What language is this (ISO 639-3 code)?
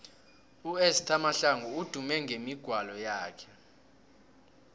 nbl